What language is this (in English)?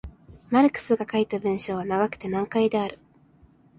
Japanese